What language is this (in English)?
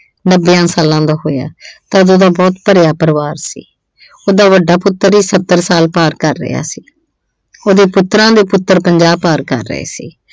Punjabi